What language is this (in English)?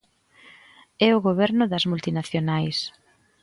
Galician